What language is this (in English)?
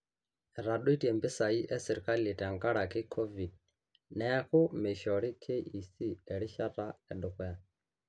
Masai